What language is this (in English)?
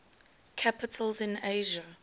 English